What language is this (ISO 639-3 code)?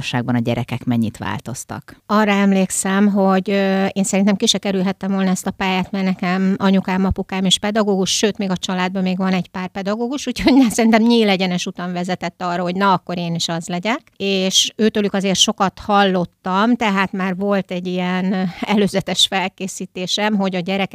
hun